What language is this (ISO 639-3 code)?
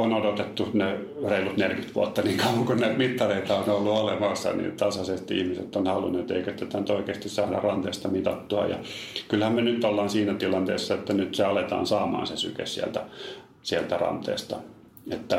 fin